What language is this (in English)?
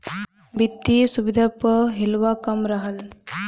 Bhojpuri